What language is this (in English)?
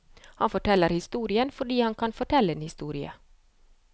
Norwegian